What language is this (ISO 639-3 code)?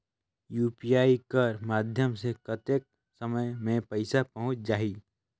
hne